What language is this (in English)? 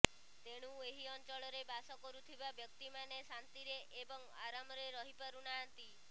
Odia